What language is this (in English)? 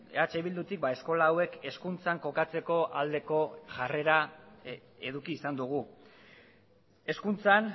Basque